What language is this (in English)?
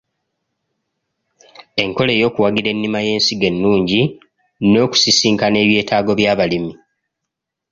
Ganda